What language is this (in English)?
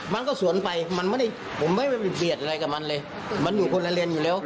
Thai